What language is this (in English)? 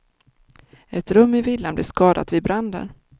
Swedish